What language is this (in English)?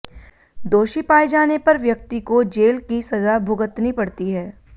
Hindi